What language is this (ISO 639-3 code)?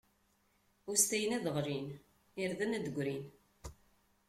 kab